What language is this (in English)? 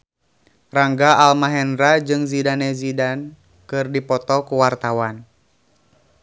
Sundanese